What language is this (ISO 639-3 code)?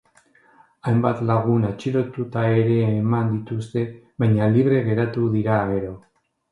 eus